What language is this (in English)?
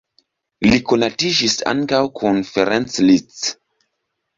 Esperanto